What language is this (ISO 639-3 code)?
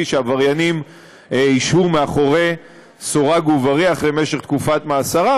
heb